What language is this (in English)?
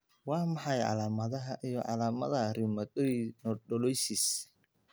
Somali